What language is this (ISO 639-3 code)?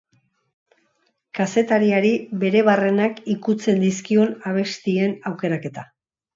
eus